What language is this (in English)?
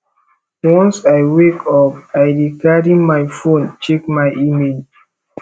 Nigerian Pidgin